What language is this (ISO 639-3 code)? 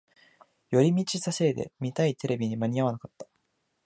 jpn